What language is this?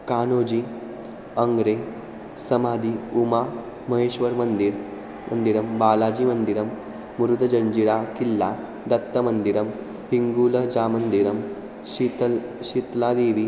Sanskrit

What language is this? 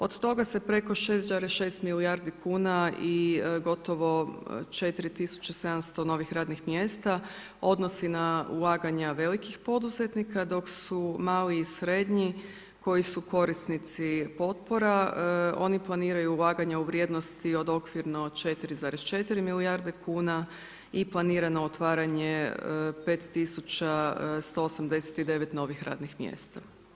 Croatian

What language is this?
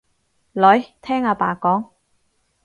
Cantonese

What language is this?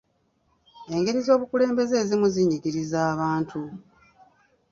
Ganda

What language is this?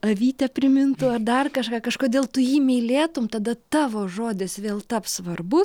Lithuanian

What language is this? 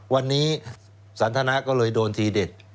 Thai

